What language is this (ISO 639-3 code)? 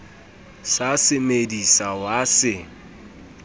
sot